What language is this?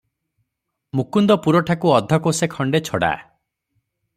Odia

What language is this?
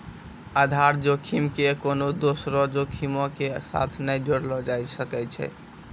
Maithili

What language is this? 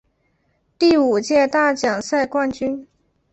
Chinese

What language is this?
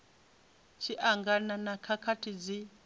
Venda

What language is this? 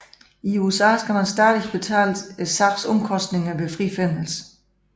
Danish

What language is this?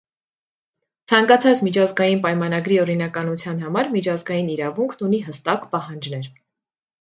Armenian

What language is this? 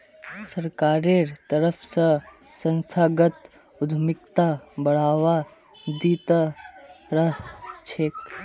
Magahi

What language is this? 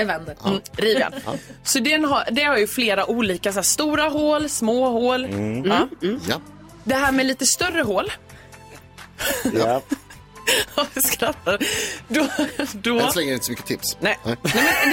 Swedish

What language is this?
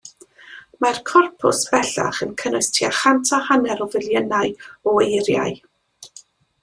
Welsh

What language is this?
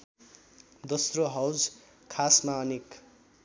Nepali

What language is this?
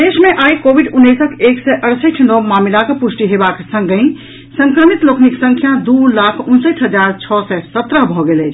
Maithili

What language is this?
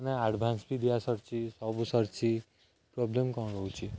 Odia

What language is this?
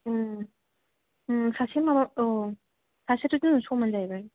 Bodo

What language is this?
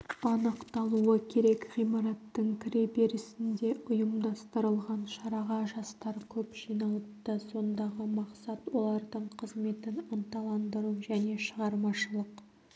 Kazakh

